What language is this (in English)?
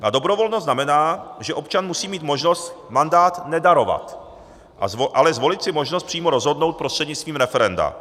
Czech